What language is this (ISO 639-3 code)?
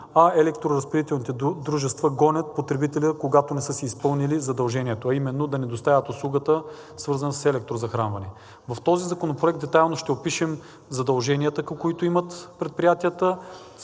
bul